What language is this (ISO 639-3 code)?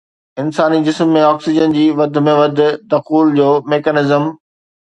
snd